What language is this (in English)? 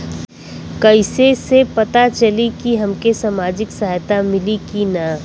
Bhojpuri